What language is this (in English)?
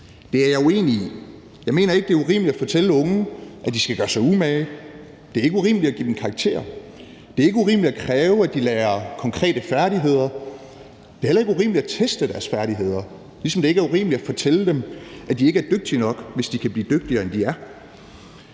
Danish